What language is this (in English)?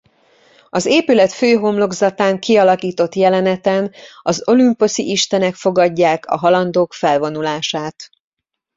Hungarian